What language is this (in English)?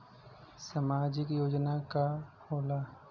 Bhojpuri